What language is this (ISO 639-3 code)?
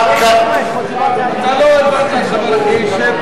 heb